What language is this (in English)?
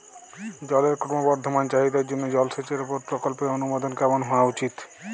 Bangla